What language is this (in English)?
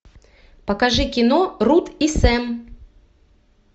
Russian